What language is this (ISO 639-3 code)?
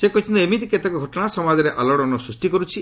ori